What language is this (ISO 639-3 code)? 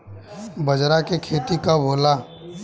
bho